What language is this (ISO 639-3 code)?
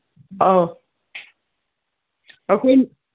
mni